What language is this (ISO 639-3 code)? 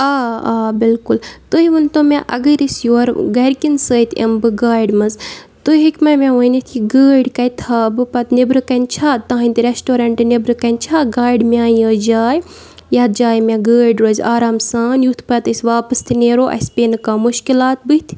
kas